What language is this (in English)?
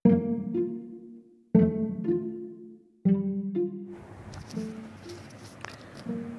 Hindi